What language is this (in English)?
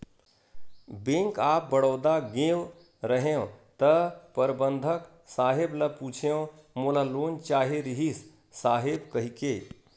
Chhattisgarhi